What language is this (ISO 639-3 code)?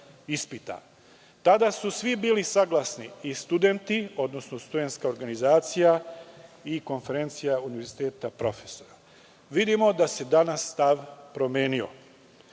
srp